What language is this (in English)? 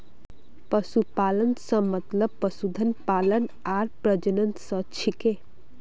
Magahi